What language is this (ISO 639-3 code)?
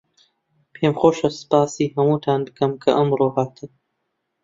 ckb